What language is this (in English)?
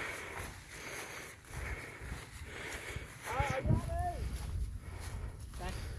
Vietnamese